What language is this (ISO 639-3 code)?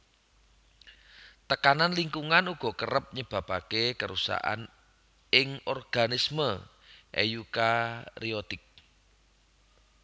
jav